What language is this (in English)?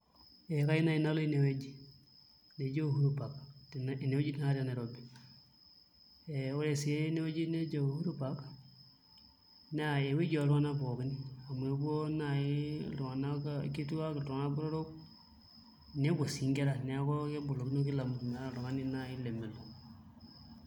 Masai